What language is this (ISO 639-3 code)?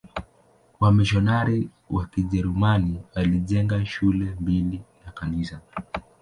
swa